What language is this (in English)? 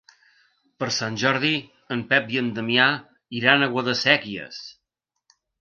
Catalan